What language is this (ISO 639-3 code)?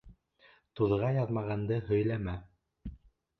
bak